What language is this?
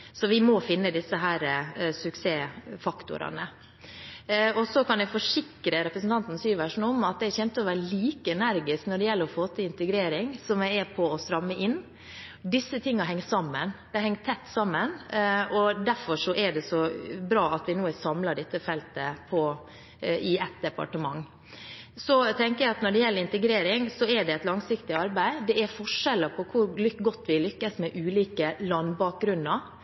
Norwegian Bokmål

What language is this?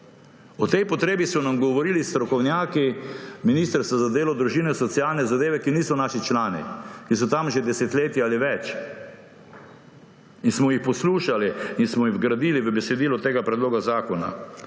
Slovenian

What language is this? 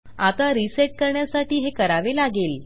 Marathi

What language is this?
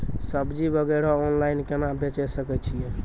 Maithili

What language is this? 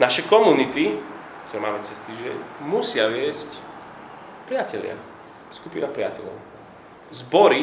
Slovak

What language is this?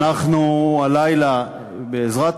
Hebrew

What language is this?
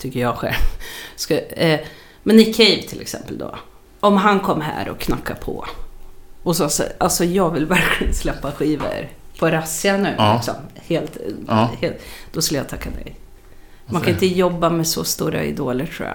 Swedish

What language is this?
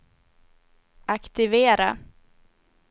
Swedish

